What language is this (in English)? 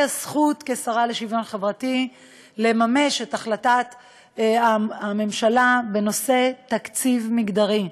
Hebrew